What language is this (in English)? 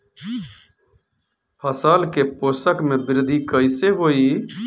Bhojpuri